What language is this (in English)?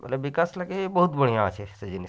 Odia